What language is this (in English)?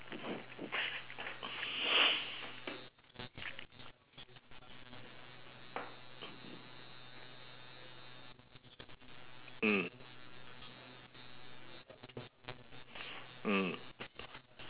English